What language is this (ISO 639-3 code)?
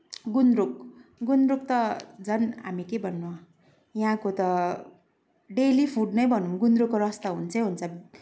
nep